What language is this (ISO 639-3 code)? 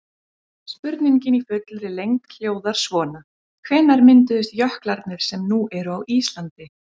isl